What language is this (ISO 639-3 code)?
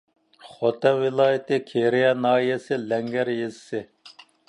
uig